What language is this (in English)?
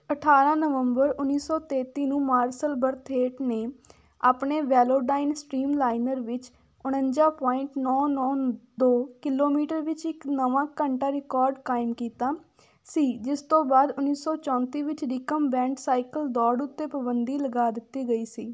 Punjabi